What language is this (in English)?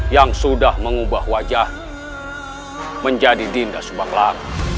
Indonesian